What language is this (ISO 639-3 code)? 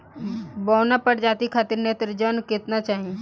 bho